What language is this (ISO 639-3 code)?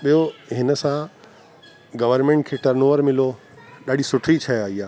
snd